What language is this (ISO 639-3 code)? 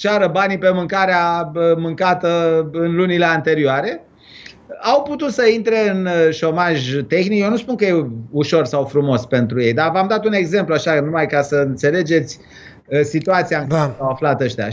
ron